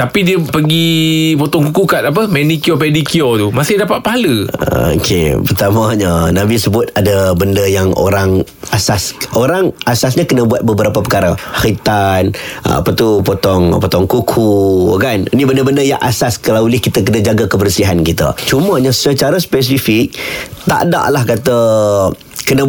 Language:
Malay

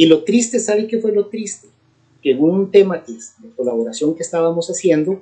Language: Spanish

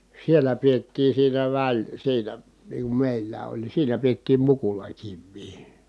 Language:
Finnish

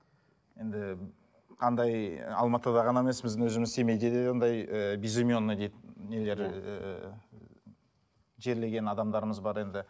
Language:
Kazakh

